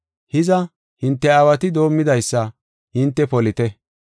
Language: Gofa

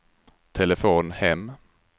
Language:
Swedish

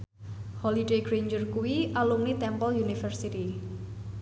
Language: Javanese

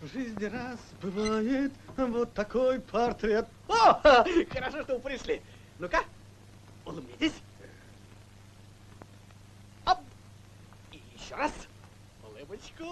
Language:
Russian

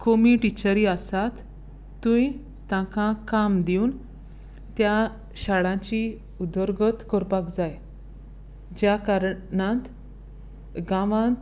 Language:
Konkani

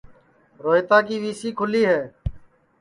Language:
Sansi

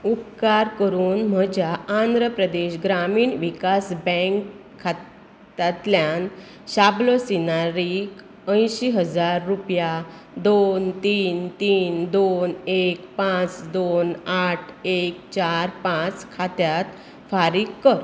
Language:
Konkani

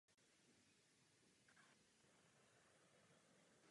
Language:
Czech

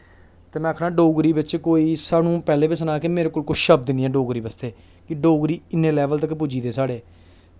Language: Dogri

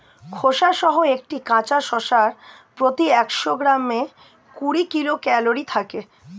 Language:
Bangla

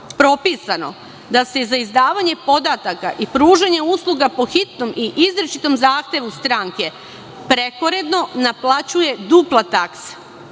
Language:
Serbian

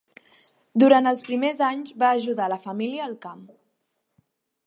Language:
Catalan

